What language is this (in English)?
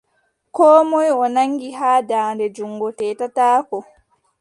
Adamawa Fulfulde